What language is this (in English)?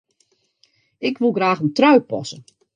Western Frisian